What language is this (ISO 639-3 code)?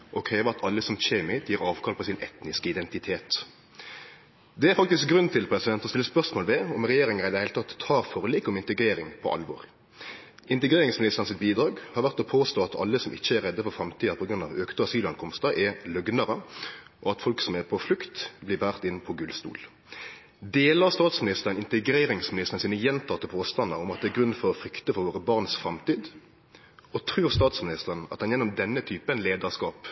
nno